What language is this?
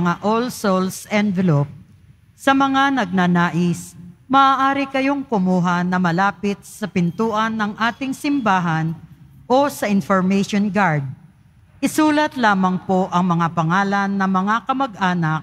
Filipino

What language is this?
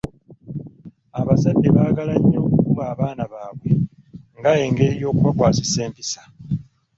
Ganda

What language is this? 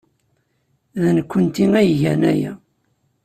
Kabyle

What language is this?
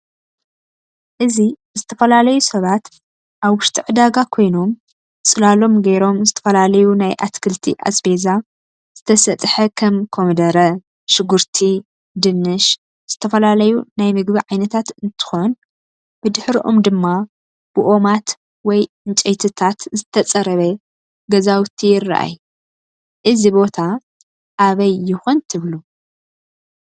Tigrinya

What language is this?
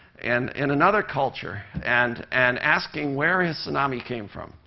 English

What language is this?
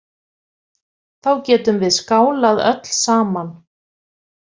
Icelandic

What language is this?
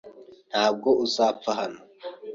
Kinyarwanda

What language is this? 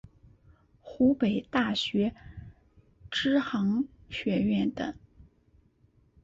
Chinese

